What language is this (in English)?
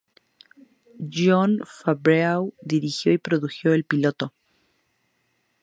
Spanish